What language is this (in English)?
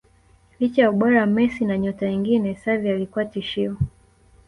Swahili